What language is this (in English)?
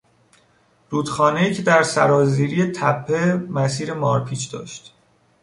Persian